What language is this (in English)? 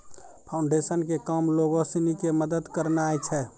Maithili